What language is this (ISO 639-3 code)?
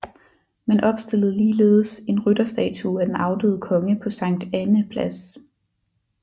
dan